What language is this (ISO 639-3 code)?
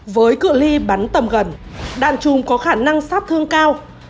vie